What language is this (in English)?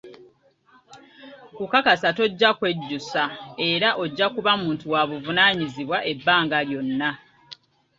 Ganda